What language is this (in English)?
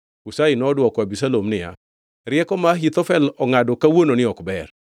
Luo (Kenya and Tanzania)